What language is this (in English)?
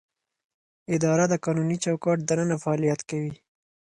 Pashto